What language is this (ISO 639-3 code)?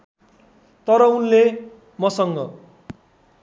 nep